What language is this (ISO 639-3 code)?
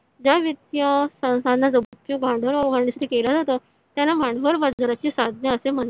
mar